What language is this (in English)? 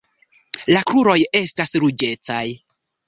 Esperanto